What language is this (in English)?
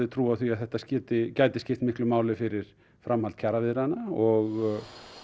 Icelandic